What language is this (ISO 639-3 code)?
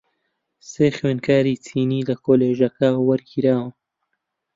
ckb